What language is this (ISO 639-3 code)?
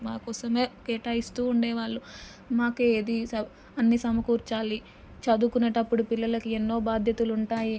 tel